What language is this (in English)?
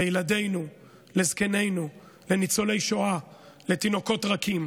Hebrew